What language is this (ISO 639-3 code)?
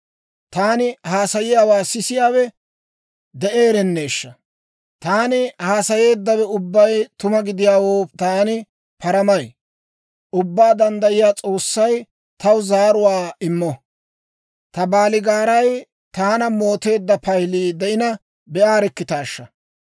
dwr